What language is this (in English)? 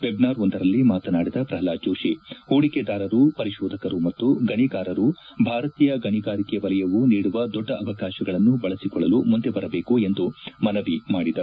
Kannada